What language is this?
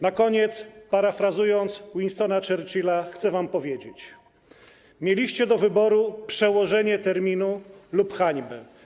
Polish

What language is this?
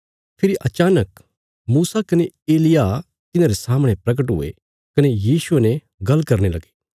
Bilaspuri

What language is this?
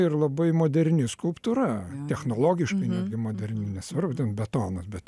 Lithuanian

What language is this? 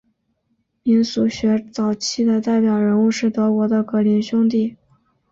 Chinese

